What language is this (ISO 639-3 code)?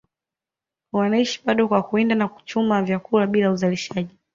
swa